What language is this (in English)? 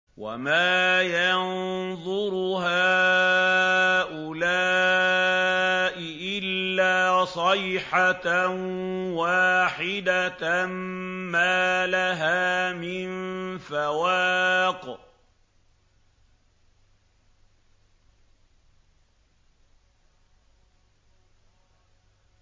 Arabic